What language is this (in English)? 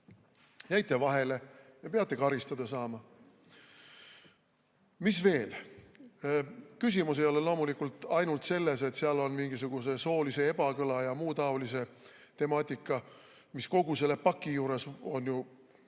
Estonian